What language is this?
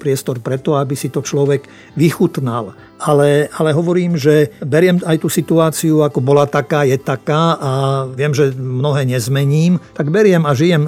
Slovak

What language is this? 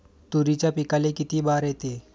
Marathi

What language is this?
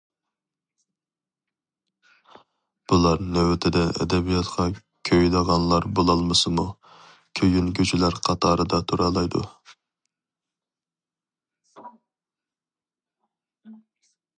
Uyghur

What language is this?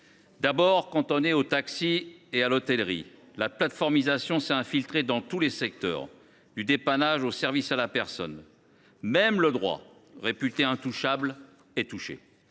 French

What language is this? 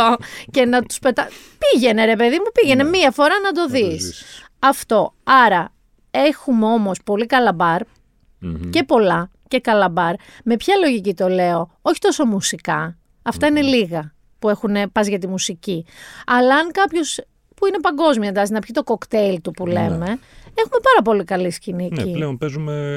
Greek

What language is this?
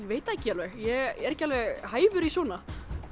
Icelandic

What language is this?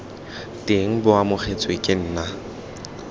Tswana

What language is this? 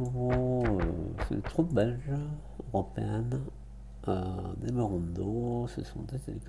French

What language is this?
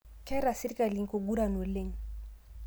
Masai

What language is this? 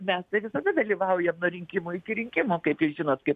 Lithuanian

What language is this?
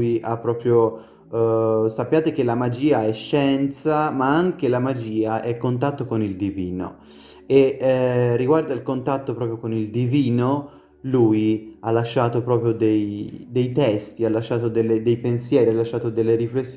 Italian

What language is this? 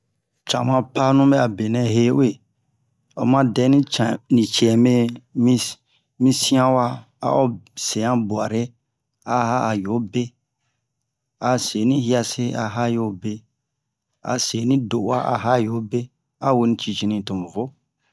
Bomu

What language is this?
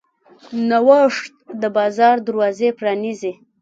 Pashto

